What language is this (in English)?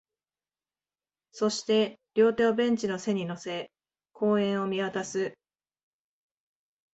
Japanese